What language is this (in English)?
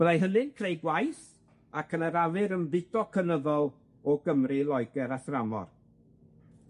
Welsh